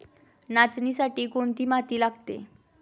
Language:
Marathi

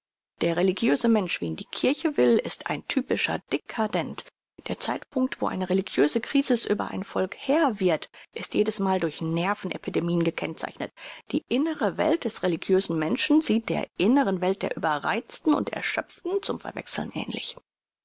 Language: German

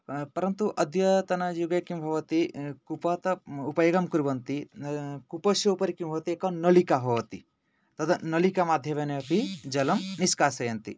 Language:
Sanskrit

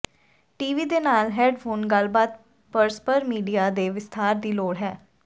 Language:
Punjabi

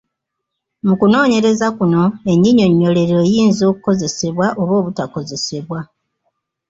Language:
Ganda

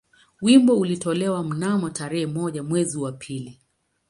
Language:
Swahili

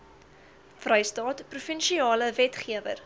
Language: Afrikaans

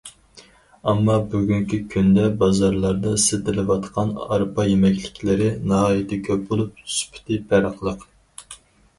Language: Uyghur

